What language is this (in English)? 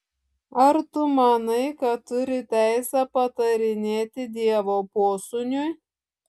Lithuanian